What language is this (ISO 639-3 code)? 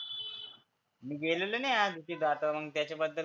mar